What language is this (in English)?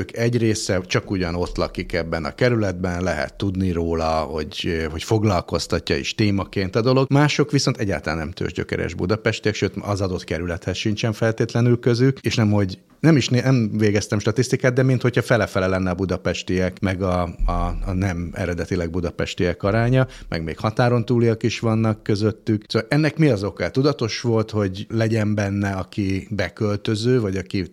Hungarian